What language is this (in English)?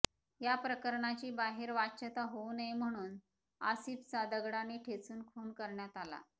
Marathi